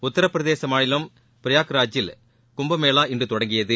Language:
Tamil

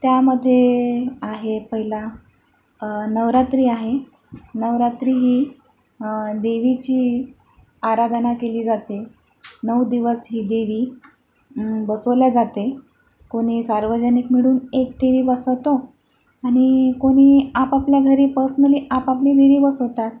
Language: Marathi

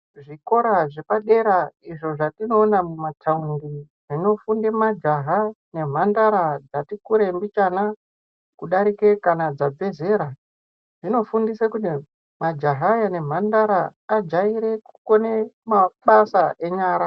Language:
Ndau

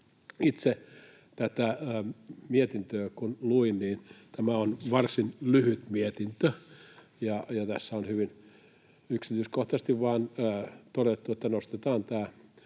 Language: Finnish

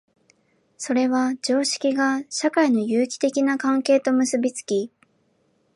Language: Japanese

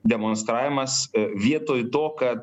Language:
Lithuanian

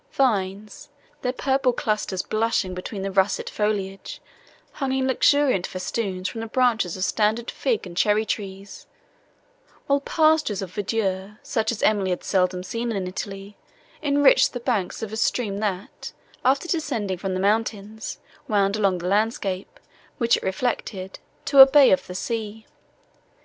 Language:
English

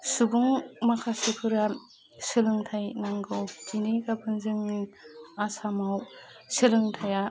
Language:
Bodo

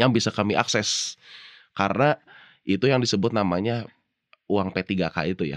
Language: Indonesian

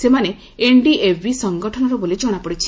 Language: Odia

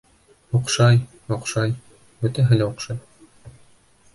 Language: Bashkir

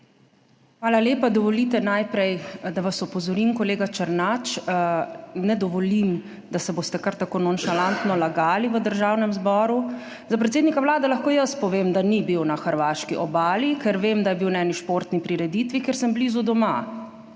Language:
Slovenian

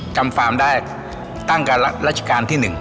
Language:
Thai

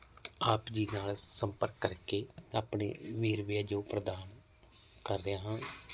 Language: Punjabi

